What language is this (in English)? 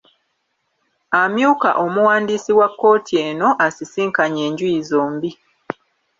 Ganda